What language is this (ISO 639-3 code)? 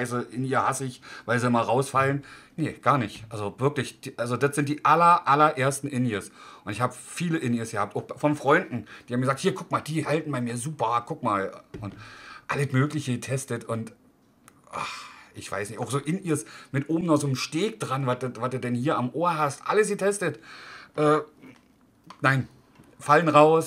deu